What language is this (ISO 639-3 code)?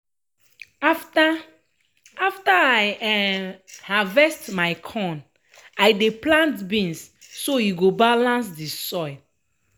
pcm